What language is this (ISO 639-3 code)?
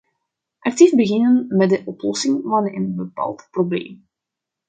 nld